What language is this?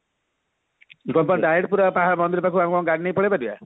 Odia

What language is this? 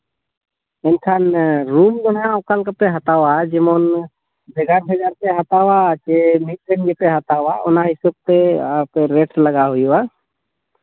Santali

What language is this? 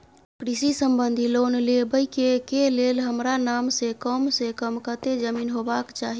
Maithili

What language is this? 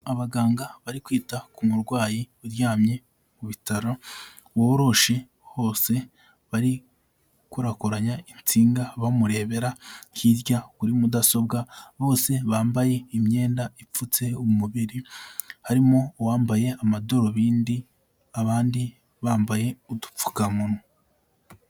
Kinyarwanda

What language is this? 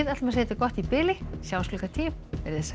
Icelandic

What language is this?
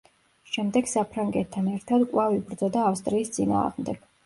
Georgian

